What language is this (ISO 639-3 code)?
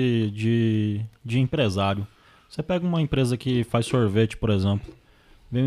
por